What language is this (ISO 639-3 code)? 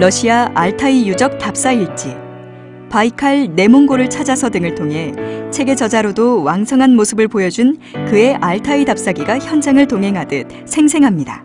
kor